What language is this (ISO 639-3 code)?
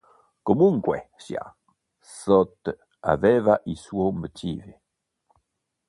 ita